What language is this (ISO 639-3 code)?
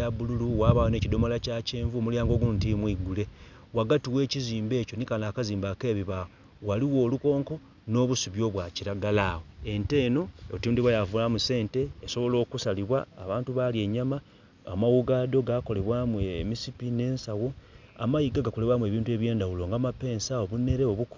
xog